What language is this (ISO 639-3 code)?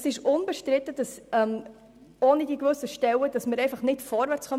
gsw